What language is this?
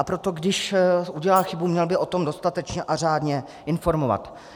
Czech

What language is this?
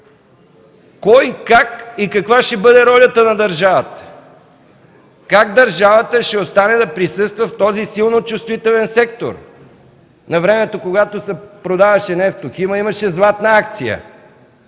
Bulgarian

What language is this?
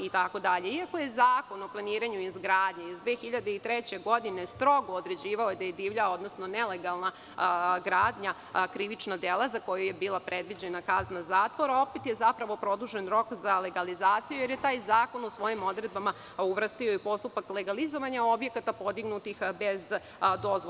Serbian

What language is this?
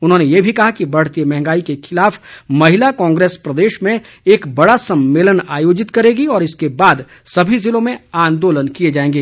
Hindi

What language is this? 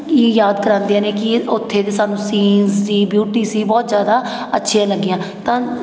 Punjabi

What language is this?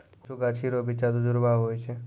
Maithili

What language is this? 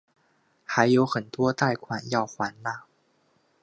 Chinese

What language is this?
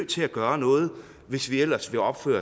Danish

